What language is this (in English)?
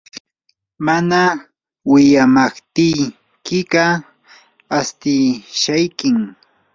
Yanahuanca Pasco Quechua